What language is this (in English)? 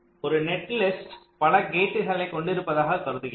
Tamil